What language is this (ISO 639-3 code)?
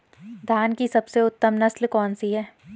hin